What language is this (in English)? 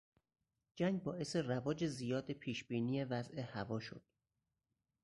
Persian